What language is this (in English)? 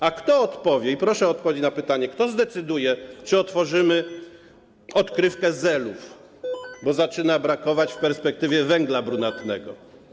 Polish